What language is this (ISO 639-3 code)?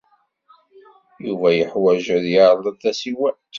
kab